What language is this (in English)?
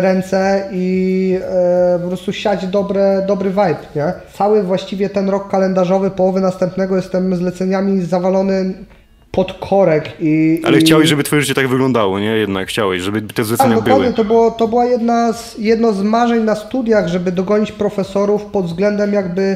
Polish